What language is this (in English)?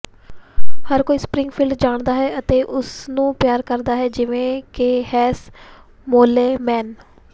Punjabi